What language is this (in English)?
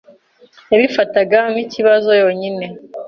Kinyarwanda